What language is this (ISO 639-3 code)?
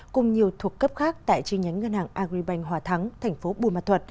vie